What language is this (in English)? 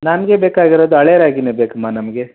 Kannada